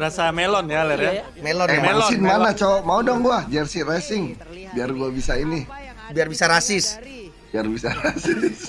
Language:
Indonesian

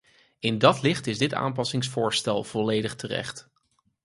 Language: Dutch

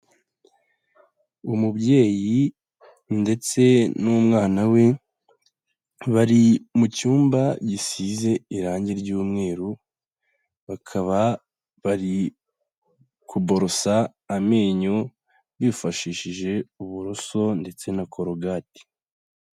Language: Kinyarwanda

